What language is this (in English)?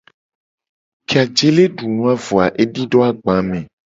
Gen